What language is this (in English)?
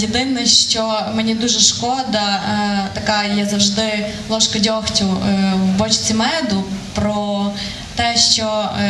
Ukrainian